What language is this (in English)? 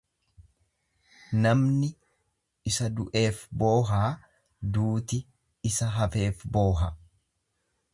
Oromo